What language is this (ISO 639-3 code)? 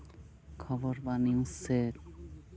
sat